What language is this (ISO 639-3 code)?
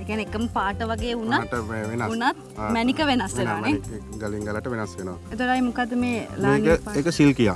ind